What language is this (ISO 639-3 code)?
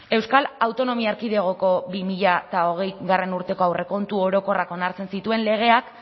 eus